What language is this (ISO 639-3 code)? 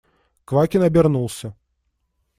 rus